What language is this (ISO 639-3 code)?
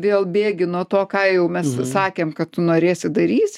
lit